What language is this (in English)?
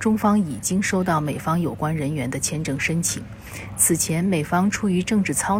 Chinese